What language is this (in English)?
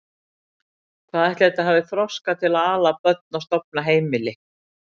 Icelandic